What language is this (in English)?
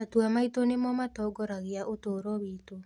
Kikuyu